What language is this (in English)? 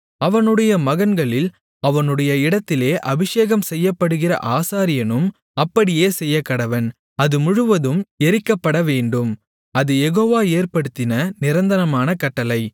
Tamil